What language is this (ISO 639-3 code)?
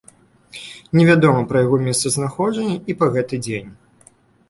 bel